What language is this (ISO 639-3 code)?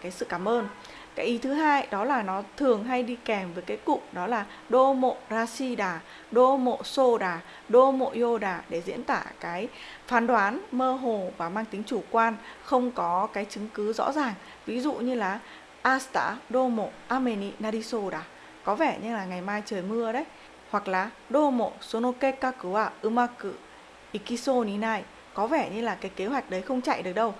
vie